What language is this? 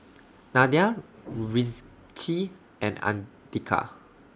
English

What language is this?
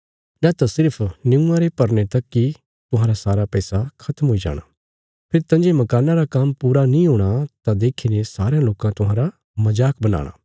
Bilaspuri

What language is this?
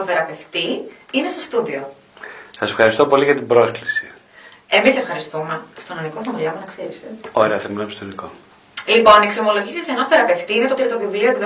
Greek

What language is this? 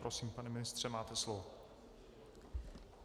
Czech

